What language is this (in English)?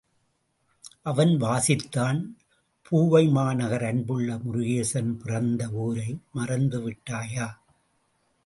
Tamil